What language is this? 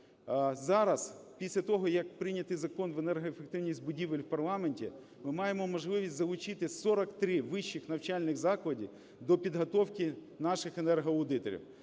Ukrainian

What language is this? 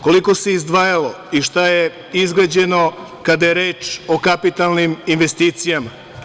Serbian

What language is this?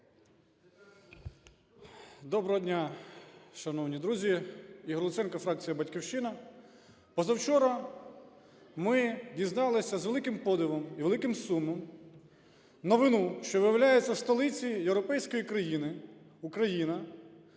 Ukrainian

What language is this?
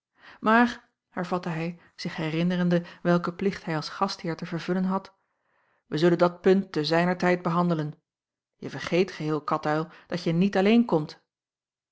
Dutch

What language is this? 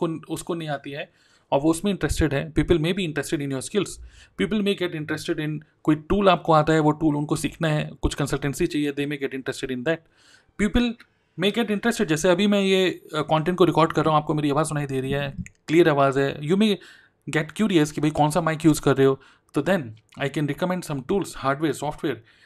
Hindi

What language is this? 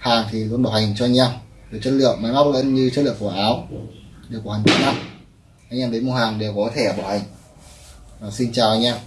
Vietnamese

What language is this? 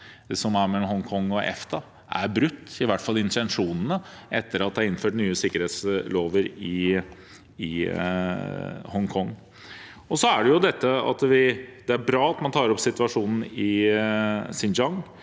Norwegian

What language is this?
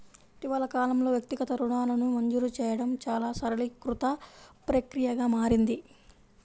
Telugu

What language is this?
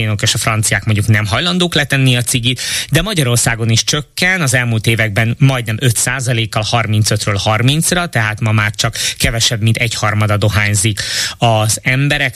Hungarian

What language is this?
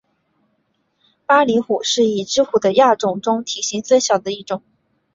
Chinese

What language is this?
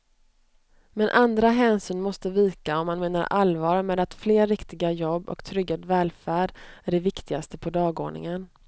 Swedish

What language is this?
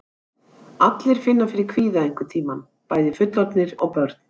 Icelandic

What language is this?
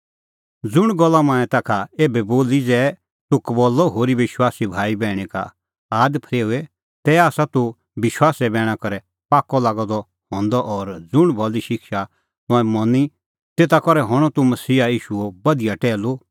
Kullu Pahari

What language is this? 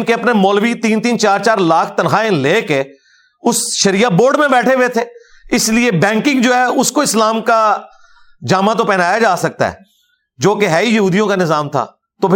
Urdu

